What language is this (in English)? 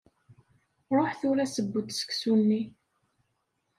Kabyle